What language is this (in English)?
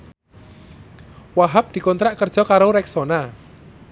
Javanese